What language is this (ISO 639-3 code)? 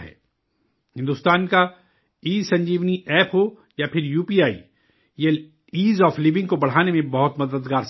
urd